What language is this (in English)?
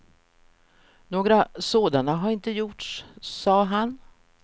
Swedish